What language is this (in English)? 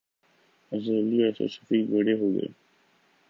Urdu